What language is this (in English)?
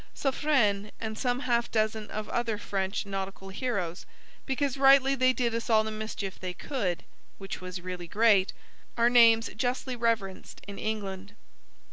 English